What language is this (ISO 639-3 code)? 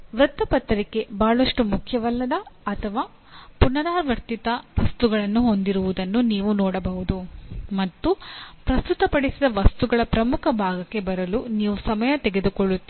kan